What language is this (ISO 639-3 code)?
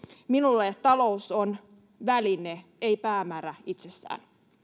fin